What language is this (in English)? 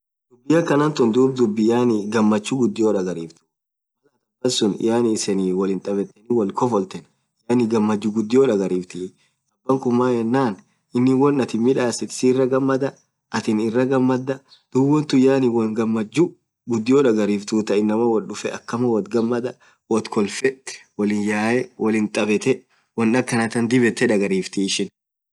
Orma